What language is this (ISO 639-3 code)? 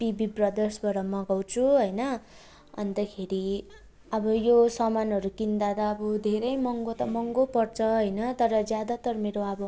nep